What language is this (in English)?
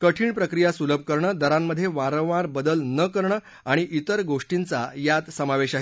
Marathi